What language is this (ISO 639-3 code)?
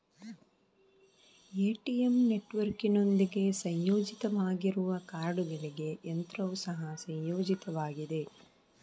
kan